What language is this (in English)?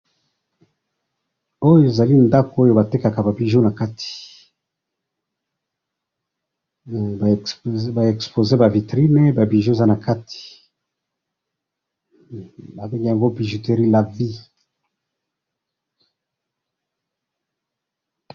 Lingala